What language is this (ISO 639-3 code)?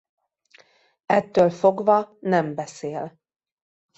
hun